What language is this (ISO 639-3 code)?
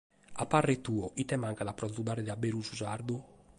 srd